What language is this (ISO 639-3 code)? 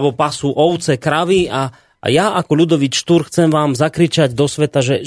slk